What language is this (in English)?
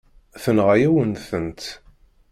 Kabyle